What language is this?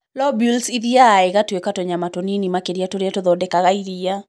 Kikuyu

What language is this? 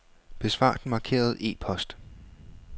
Danish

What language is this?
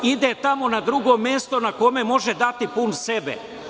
Serbian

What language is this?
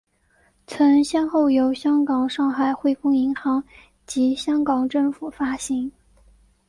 Chinese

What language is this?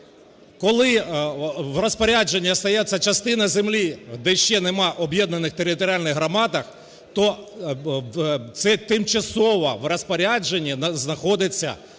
Ukrainian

